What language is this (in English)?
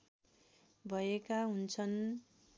Nepali